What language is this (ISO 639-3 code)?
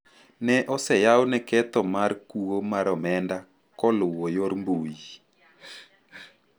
luo